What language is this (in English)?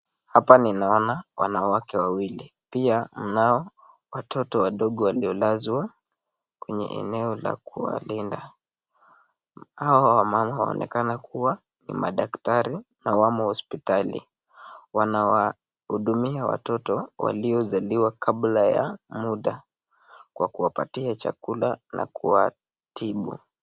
Swahili